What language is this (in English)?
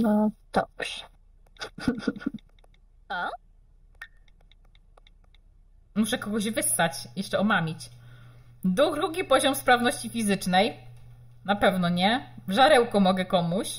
Polish